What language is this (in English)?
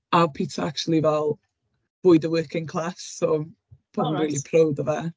Welsh